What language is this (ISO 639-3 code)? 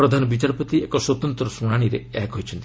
ori